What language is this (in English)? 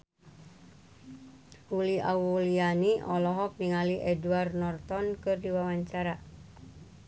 Sundanese